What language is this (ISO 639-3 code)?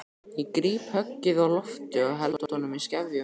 isl